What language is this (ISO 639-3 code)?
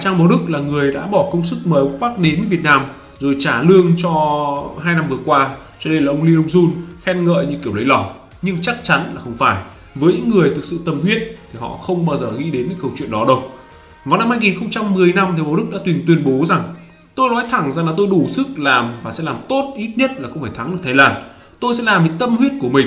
vie